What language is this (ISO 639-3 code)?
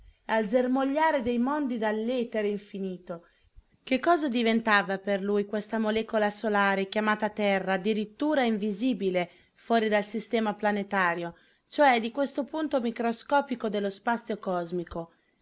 ita